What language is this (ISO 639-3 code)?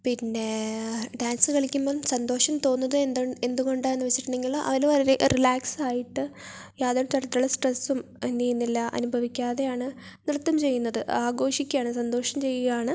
mal